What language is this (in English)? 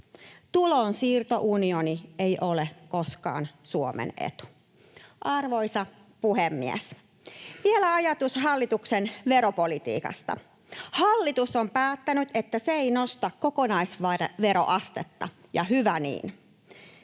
Finnish